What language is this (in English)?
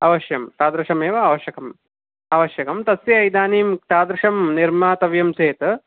Sanskrit